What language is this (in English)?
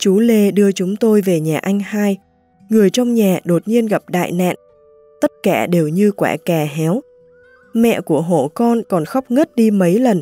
Vietnamese